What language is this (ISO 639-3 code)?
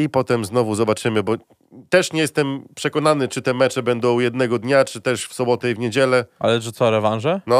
pol